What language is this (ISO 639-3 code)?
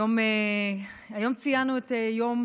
heb